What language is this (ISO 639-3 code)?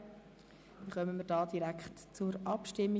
gsw